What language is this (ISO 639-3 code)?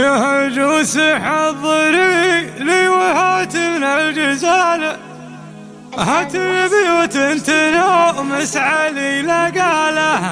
ara